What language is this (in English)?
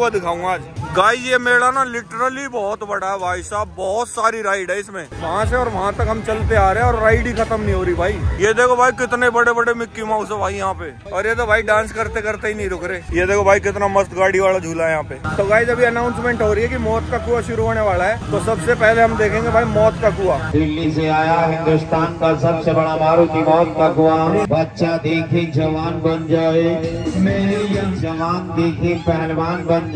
Hindi